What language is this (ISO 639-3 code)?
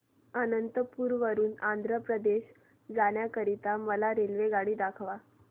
mar